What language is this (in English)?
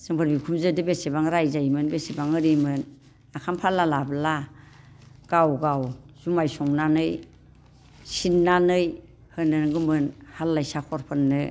Bodo